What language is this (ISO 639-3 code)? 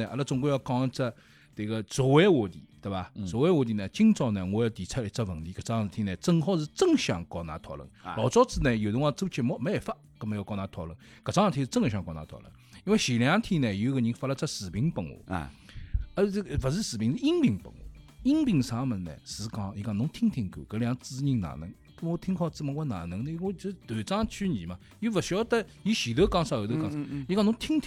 zho